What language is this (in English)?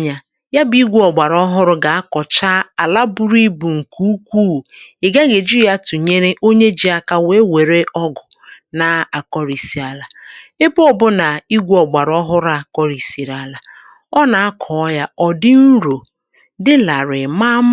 Igbo